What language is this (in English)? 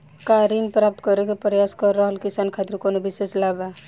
Bhojpuri